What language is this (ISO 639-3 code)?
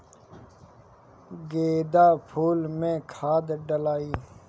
bho